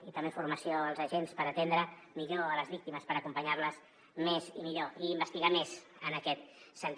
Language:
Catalan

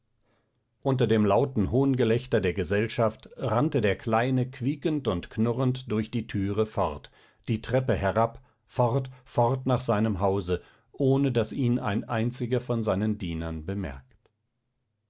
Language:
German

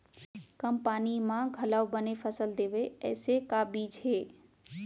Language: Chhattisgarhi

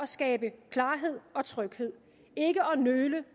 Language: Danish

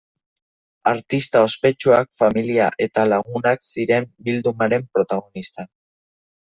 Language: Basque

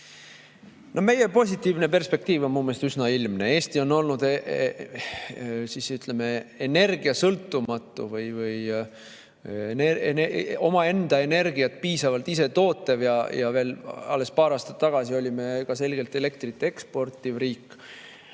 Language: Estonian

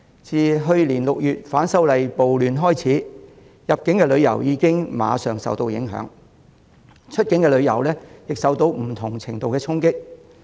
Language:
Cantonese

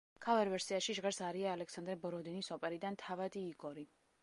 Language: Georgian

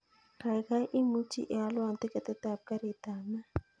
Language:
Kalenjin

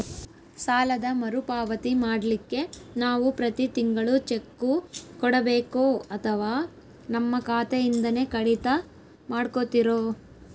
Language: Kannada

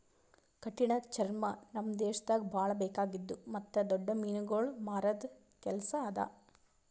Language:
Kannada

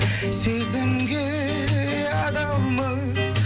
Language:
Kazakh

